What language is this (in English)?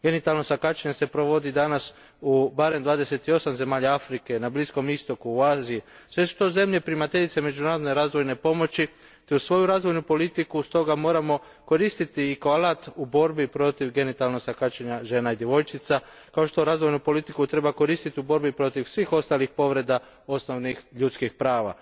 Croatian